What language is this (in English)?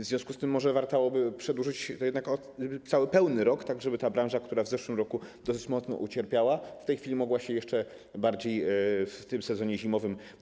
Polish